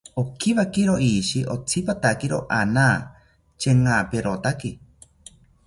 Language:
South Ucayali Ashéninka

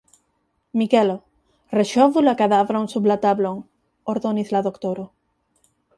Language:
Esperanto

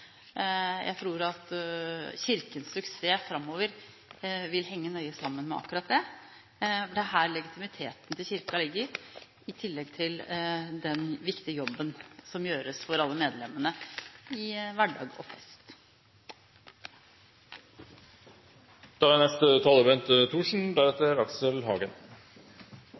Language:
Norwegian Bokmål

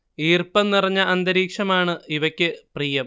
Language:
Malayalam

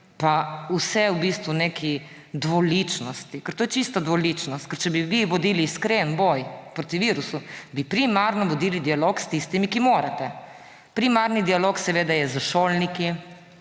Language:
Slovenian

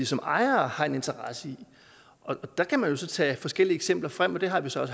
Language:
Danish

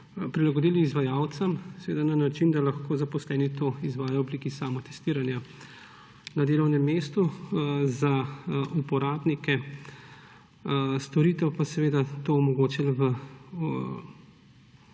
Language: Slovenian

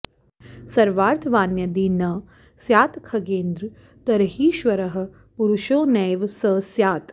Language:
Sanskrit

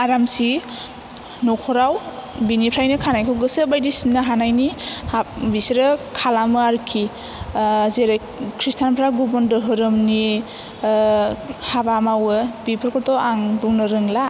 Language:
Bodo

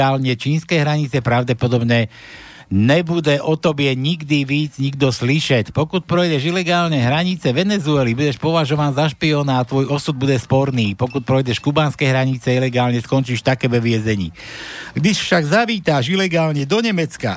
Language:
Slovak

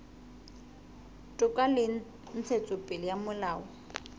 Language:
Southern Sotho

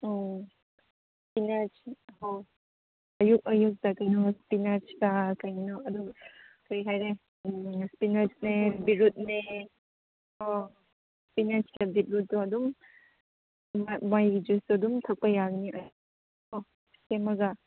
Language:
Manipuri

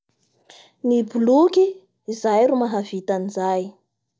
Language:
Bara Malagasy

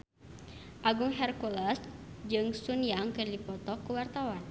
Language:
Sundanese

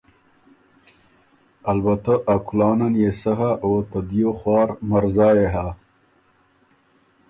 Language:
Ormuri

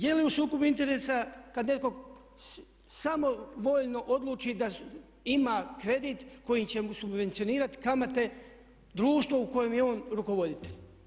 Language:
Croatian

